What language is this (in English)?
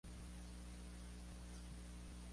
Spanish